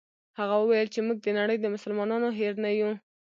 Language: Pashto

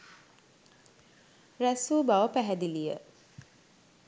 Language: Sinhala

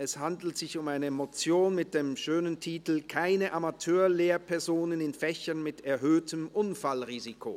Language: Swiss German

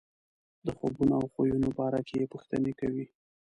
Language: Pashto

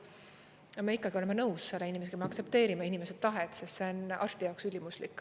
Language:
Estonian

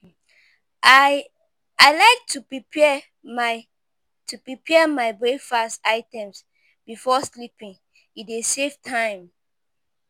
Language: Nigerian Pidgin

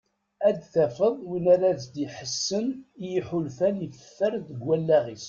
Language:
Kabyle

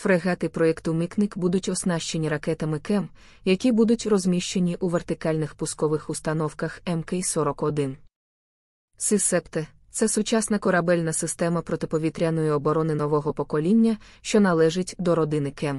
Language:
Ukrainian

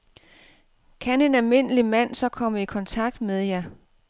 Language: Danish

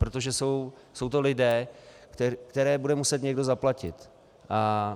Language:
Czech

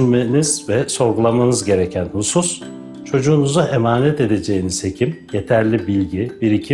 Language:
Turkish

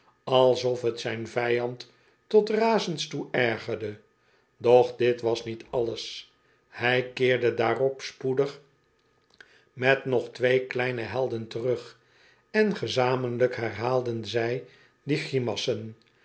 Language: Dutch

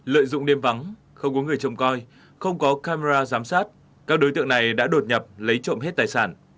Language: Vietnamese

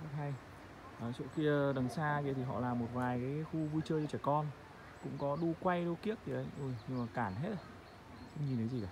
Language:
Vietnamese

